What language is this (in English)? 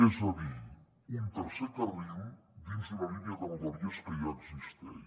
Catalan